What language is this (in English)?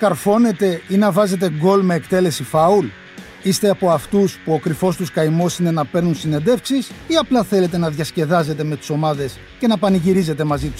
Greek